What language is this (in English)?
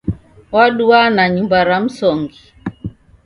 Taita